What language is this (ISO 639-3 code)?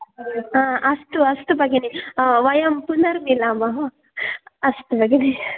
san